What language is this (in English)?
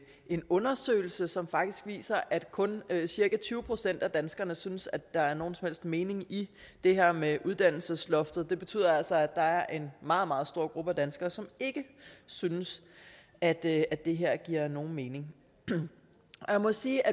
Danish